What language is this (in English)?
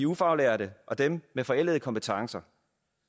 Danish